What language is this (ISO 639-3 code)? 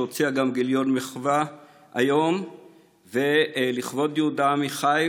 heb